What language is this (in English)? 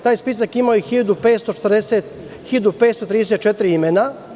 Serbian